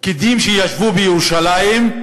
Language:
Hebrew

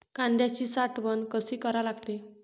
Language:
Marathi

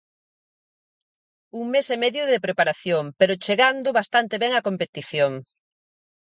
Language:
Galician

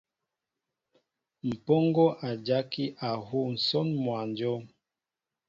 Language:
Mbo (Cameroon)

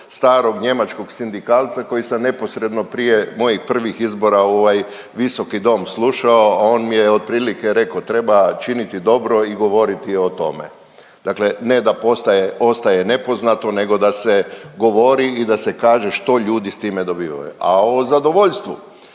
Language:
Croatian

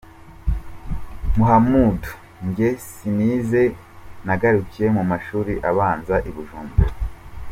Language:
Kinyarwanda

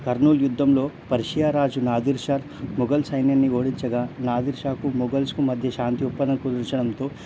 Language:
Telugu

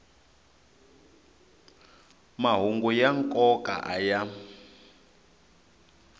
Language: Tsonga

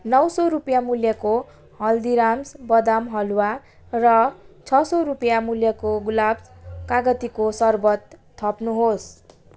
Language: Nepali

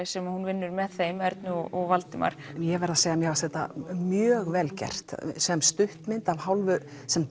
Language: Icelandic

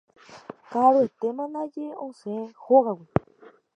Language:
Guarani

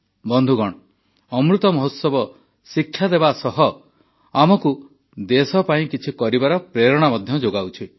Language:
Odia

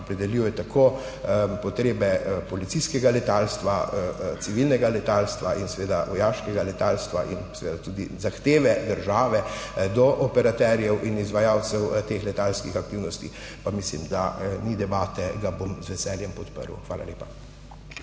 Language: Slovenian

